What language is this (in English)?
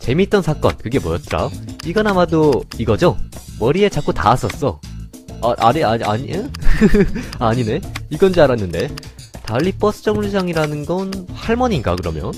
Korean